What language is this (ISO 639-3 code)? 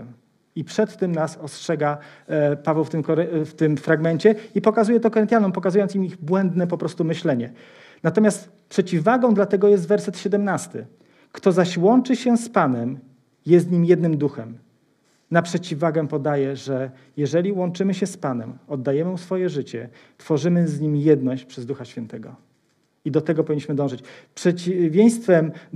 pol